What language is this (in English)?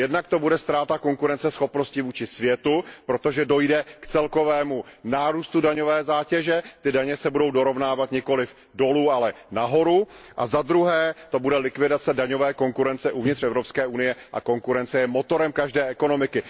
Czech